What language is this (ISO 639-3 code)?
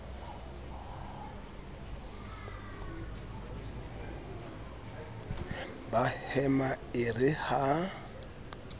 sot